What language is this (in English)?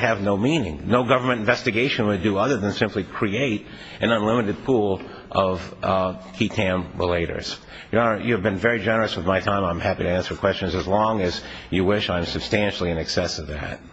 English